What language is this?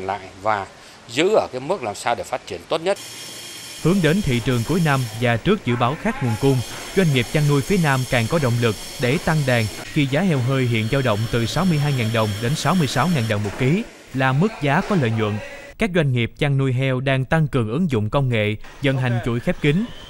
Vietnamese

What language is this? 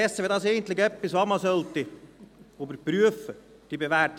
Swiss German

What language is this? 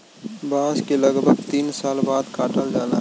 Bhojpuri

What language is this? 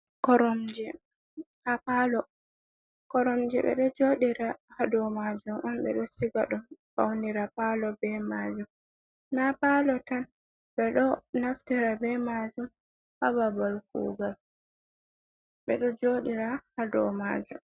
Fula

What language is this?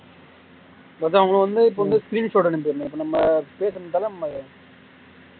Tamil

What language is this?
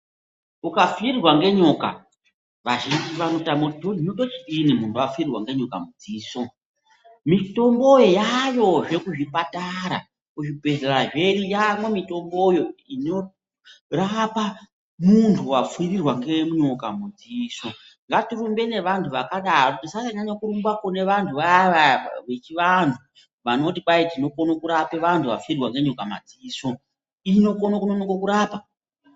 Ndau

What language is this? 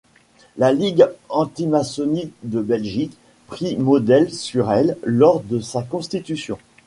French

